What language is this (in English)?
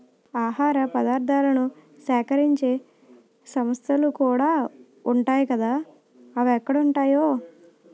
Telugu